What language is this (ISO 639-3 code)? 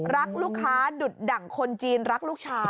tha